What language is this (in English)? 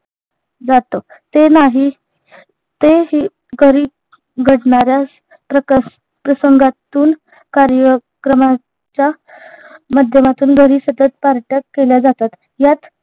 Marathi